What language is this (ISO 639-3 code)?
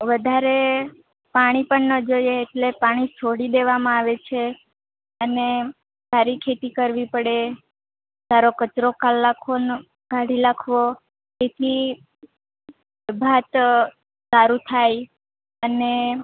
guj